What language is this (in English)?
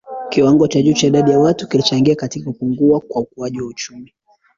Swahili